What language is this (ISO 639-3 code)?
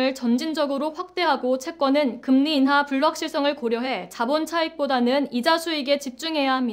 kor